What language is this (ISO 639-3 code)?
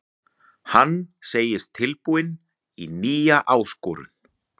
isl